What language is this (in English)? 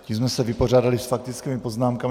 Czech